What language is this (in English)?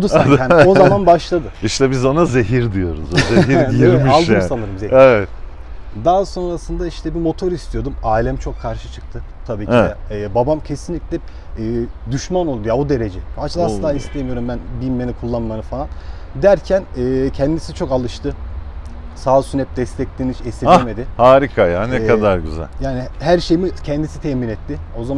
Turkish